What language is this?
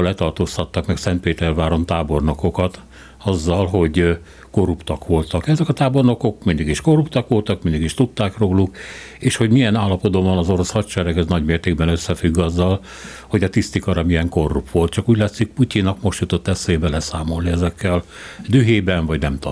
Hungarian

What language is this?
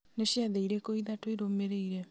Kikuyu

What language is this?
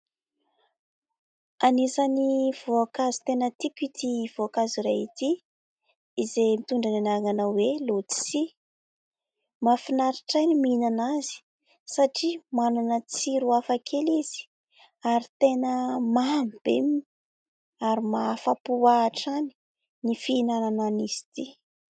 Malagasy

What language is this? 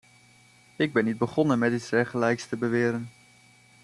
Dutch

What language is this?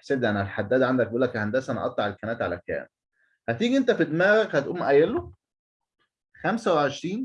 Arabic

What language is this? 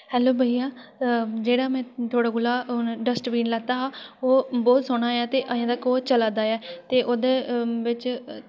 Dogri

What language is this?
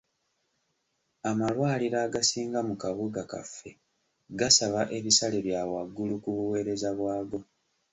Ganda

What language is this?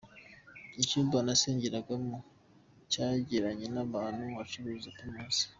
Kinyarwanda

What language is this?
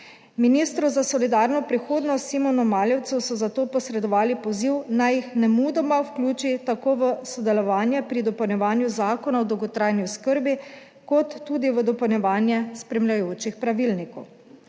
Slovenian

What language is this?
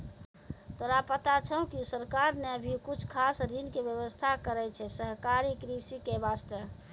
Maithili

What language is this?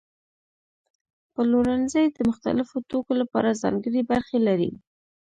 Pashto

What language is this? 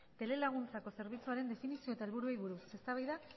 Basque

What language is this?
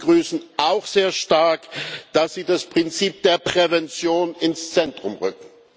German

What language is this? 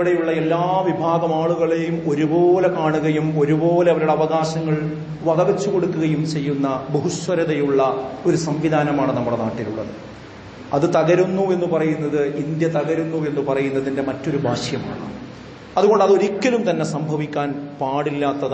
Arabic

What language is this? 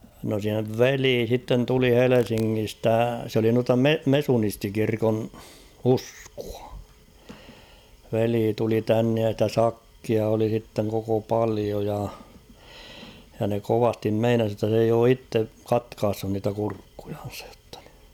Finnish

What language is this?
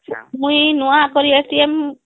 Odia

